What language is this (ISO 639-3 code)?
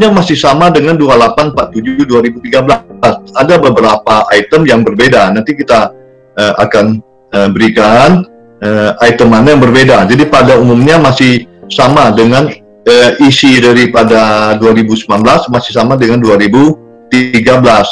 ind